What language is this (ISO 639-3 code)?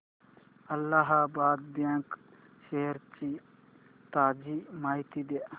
mar